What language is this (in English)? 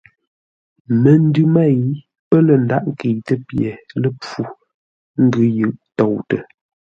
Ngombale